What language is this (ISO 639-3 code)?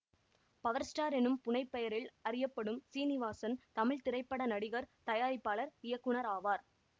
tam